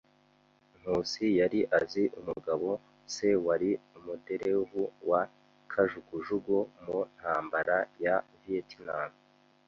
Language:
Kinyarwanda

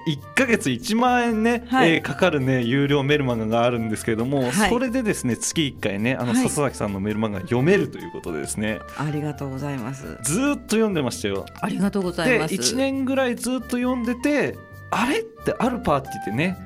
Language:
Japanese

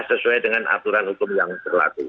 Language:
Indonesian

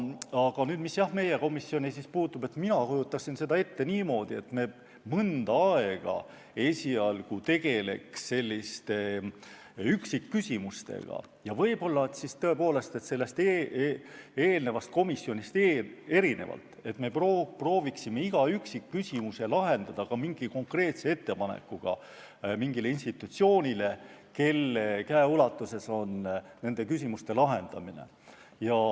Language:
Estonian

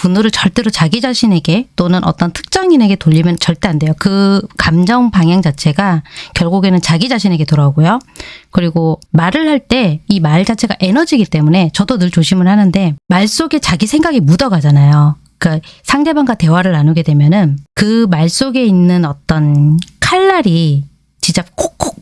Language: Korean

